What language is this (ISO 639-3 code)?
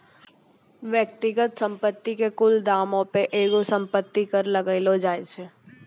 mai